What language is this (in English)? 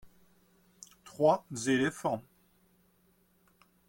French